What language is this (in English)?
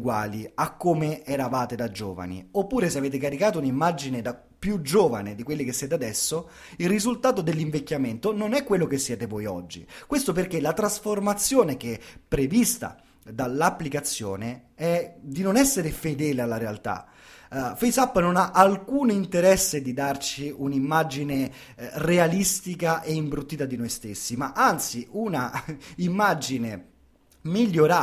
Italian